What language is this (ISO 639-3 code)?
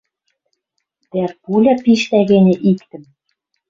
mrj